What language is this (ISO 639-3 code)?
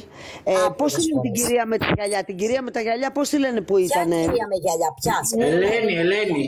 ell